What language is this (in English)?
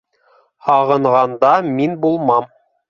Bashkir